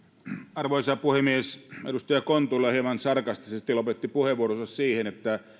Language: Finnish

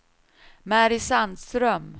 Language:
Swedish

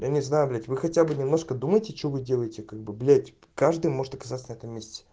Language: Russian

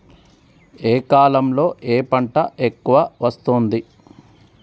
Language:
Telugu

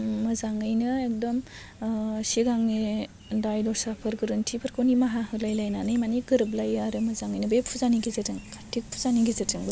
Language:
Bodo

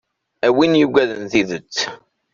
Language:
Kabyle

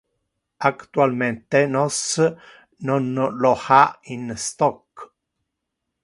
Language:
Interlingua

